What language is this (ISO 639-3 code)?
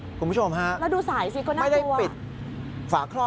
tha